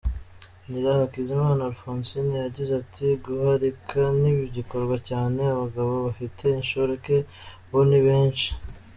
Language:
Kinyarwanda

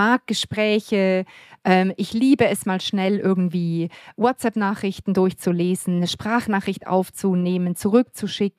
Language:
German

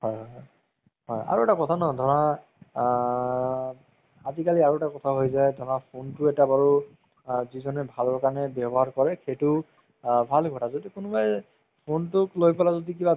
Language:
Assamese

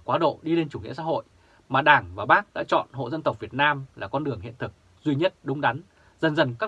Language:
Vietnamese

